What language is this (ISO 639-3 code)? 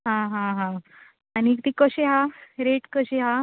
kok